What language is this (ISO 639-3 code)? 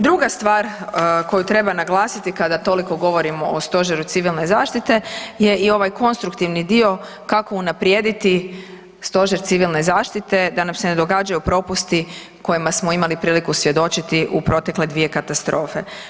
hrv